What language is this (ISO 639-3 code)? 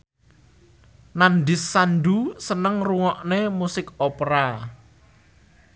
jav